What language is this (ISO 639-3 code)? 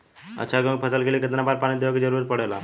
bho